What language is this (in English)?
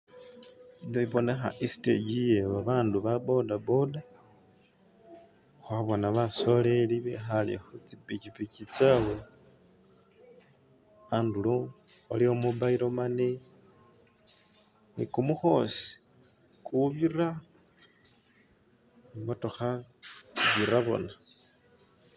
Masaaba